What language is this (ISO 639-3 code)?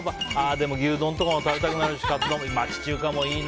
jpn